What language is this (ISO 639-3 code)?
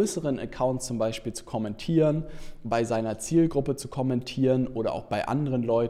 deu